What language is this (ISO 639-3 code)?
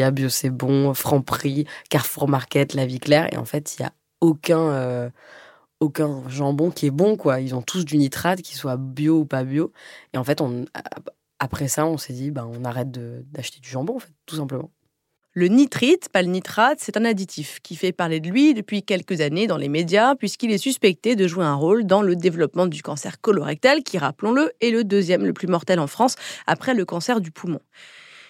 fra